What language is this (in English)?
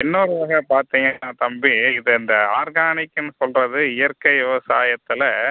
Tamil